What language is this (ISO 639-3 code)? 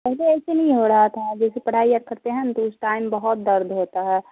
urd